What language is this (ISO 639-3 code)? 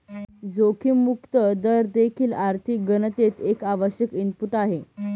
mar